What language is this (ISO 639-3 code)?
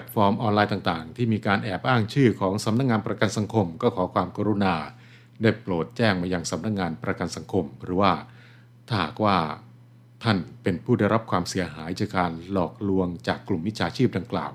tha